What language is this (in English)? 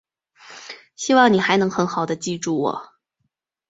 Chinese